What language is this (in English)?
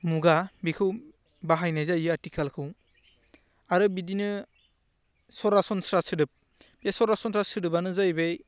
Bodo